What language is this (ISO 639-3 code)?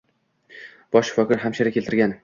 uzb